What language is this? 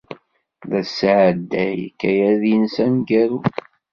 Kabyle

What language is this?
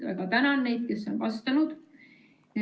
Estonian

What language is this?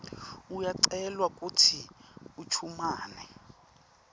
Swati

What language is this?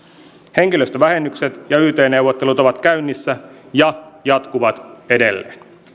Finnish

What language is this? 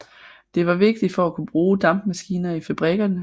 Danish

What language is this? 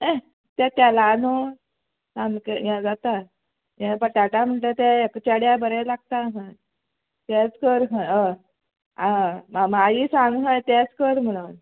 Konkani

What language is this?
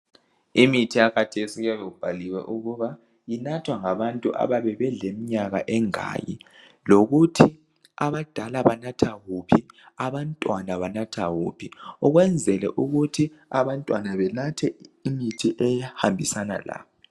North Ndebele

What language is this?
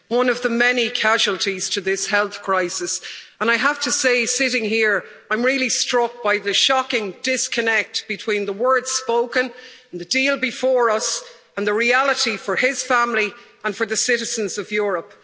English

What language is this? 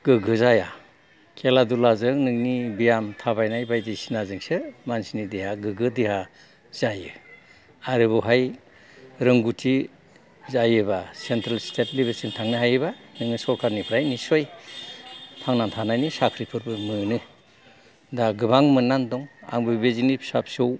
Bodo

